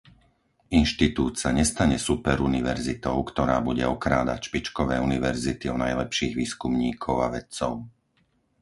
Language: Slovak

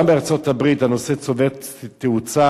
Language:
Hebrew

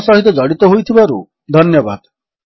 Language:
Odia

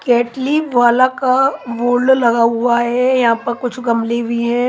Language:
Hindi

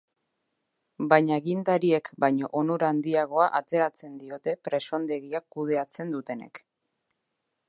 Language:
Basque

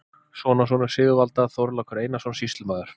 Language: Icelandic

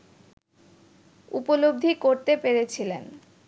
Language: Bangla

